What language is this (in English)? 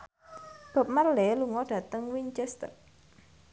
Javanese